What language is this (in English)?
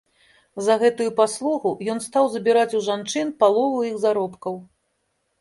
Belarusian